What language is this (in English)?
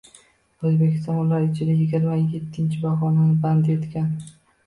Uzbek